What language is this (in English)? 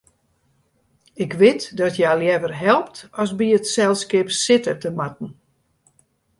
Western Frisian